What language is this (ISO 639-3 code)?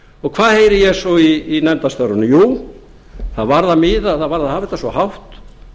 isl